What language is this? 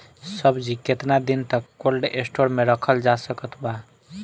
Bhojpuri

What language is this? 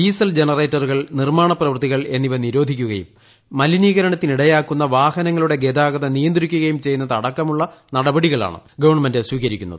Malayalam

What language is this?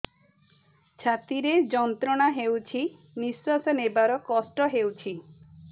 Odia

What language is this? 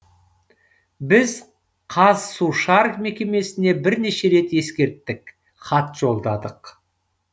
Kazakh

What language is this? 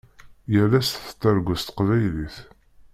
Kabyle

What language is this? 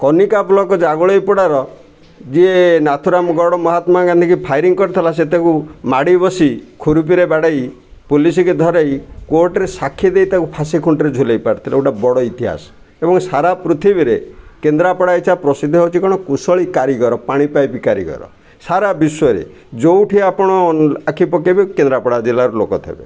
Odia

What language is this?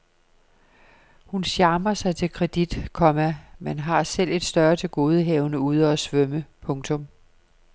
Danish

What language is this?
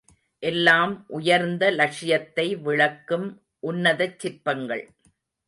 Tamil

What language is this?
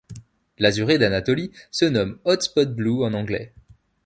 French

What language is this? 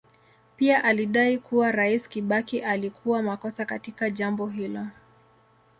Swahili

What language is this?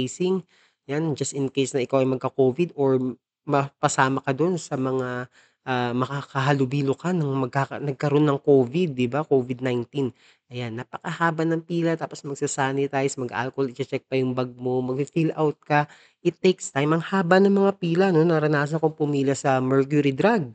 Filipino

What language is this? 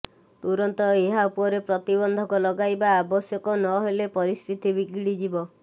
Odia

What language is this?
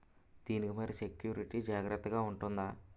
Telugu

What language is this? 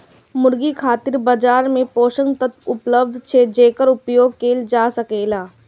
Maithili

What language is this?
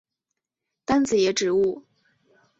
Chinese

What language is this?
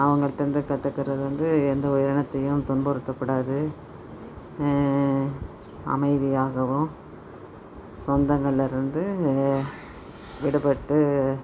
Tamil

